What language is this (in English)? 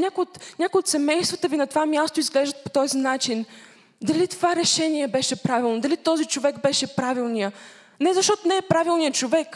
Bulgarian